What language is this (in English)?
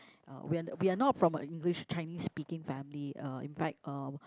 English